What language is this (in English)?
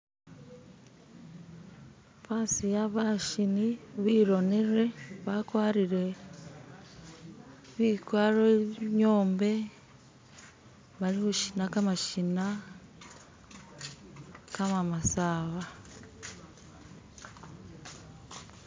Masaaba